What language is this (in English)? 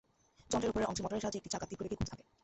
Bangla